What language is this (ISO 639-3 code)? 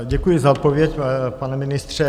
ces